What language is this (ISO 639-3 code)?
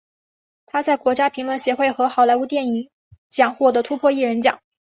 zho